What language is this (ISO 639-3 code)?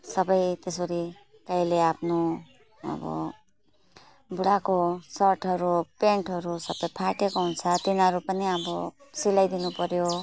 nep